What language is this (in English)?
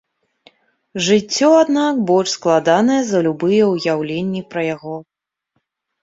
Belarusian